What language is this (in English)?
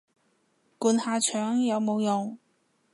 Cantonese